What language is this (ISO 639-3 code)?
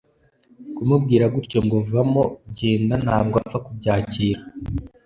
kin